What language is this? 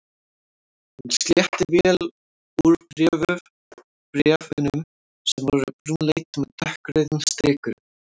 Icelandic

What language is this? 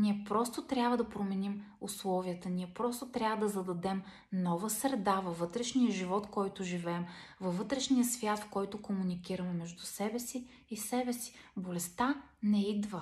Bulgarian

